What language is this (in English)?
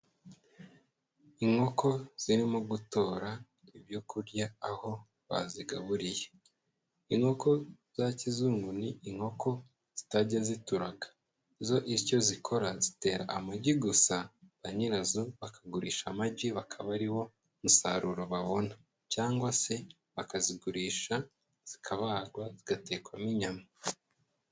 Kinyarwanda